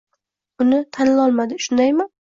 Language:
Uzbek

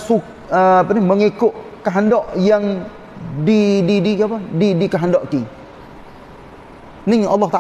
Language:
Malay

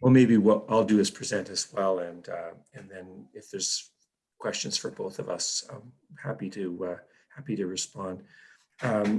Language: English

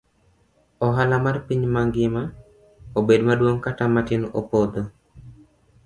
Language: Luo (Kenya and Tanzania)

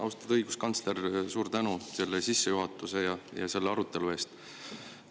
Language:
Estonian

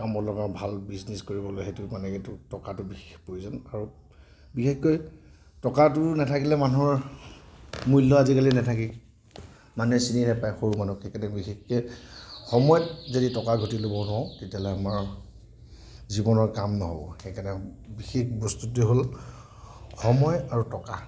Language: Assamese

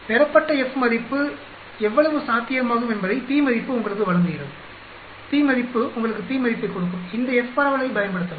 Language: Tamil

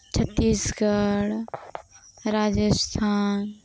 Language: Santali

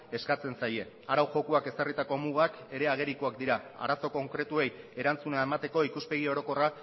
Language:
Basque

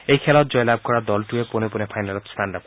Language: Assamese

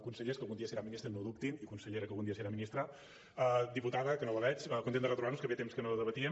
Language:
Catalan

